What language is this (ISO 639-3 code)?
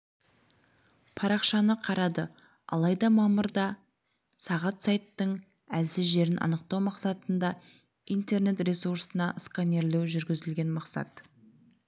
kaz